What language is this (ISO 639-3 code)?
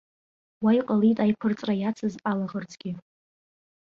abk